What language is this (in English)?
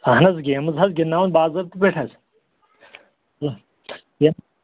Kashmiri